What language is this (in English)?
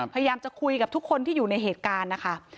Thai